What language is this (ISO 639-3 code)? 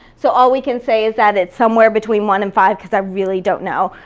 eng